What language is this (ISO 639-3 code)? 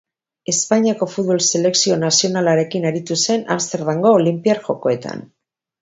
eus